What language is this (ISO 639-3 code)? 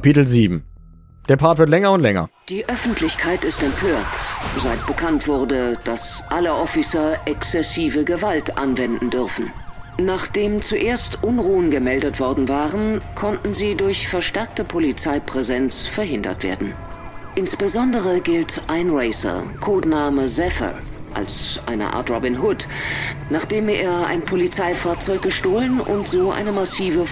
deu